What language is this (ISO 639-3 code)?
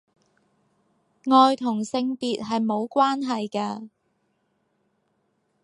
yue